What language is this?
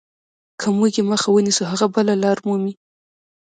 Pashto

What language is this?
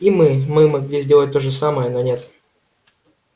Russian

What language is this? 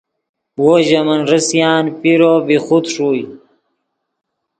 Yidgha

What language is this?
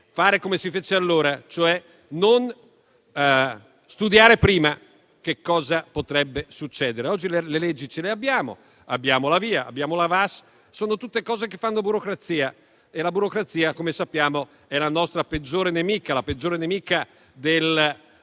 Italian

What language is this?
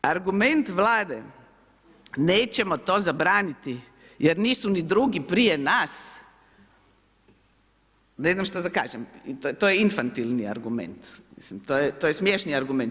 Croatian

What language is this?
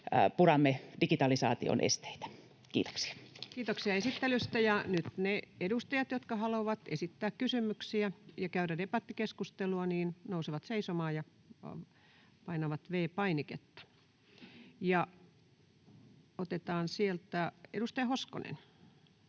Finnish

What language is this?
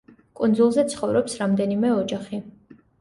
Georgian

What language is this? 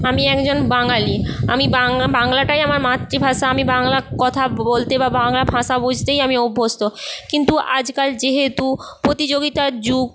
Bangla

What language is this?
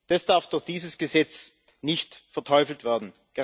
German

